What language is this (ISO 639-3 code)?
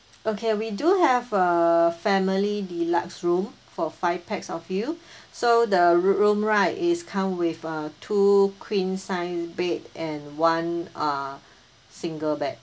eng